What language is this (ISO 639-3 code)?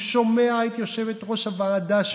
heb